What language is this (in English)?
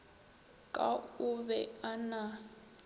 Northern Sotho